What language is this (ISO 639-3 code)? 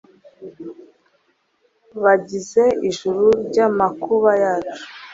kin